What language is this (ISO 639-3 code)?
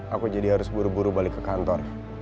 ind